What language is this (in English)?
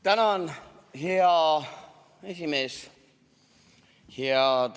Estonian